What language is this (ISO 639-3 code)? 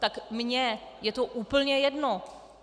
ces